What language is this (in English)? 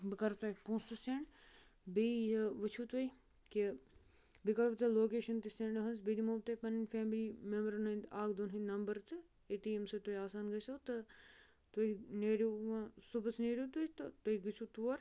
Kashmiri